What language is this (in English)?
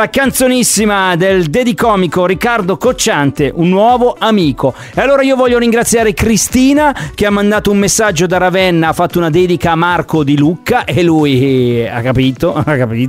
Italian